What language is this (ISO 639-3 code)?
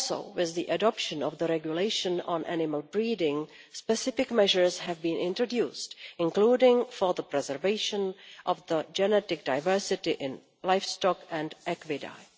eng